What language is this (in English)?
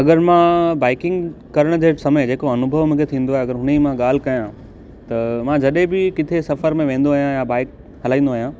Sindhi